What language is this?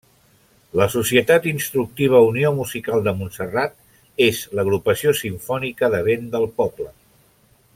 Catalan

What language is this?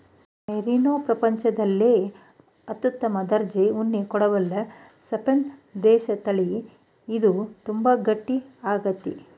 Kannada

